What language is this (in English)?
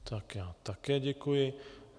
Czech